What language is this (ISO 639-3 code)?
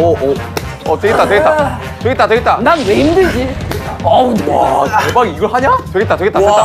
kor